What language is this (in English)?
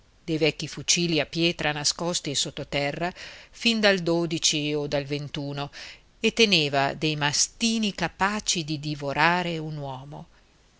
Italian